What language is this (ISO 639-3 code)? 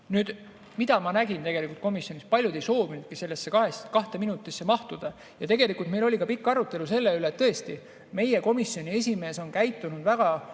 est